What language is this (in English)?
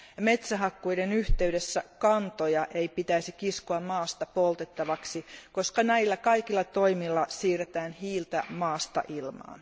Finnish